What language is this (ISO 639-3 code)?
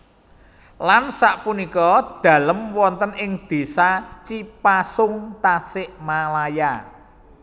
jav